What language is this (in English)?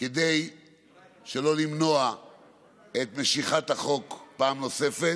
Hebrew